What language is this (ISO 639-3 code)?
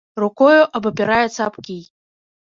bel